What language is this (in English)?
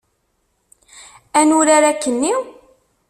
Kabyle